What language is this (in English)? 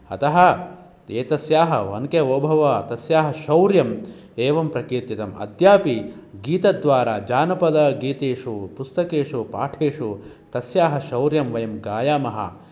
Sanskrit